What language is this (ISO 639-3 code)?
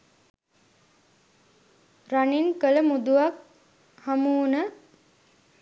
sin